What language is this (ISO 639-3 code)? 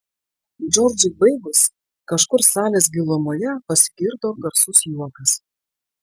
lit